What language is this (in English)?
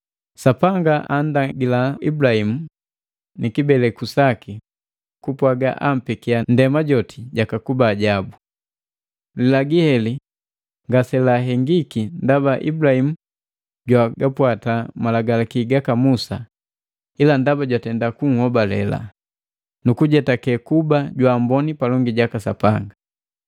Matengo